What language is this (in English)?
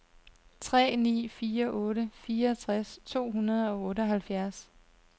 Danish